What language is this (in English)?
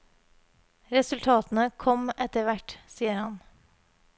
Norwegian